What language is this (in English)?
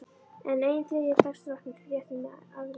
Icelandic